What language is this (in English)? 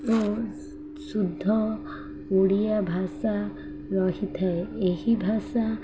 Odia